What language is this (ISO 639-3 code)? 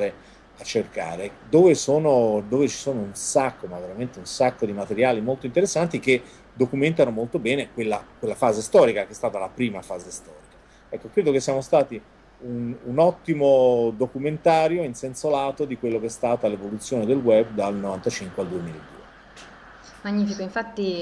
ita